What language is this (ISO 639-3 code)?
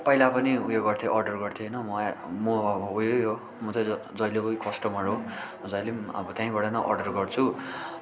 nep